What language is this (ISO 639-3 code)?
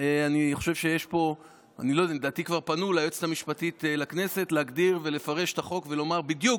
heb